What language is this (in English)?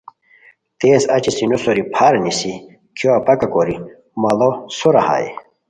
Khowar